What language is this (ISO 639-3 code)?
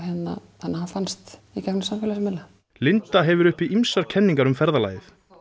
isl